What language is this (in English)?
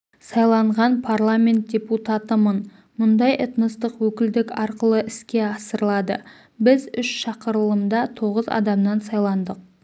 Kazakh